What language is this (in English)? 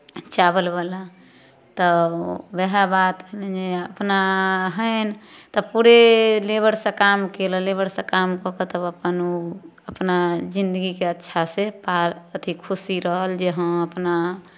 Maithili